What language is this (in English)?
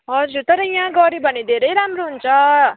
Nepali